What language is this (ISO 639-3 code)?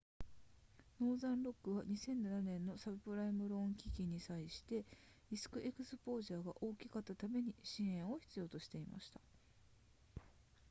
jpn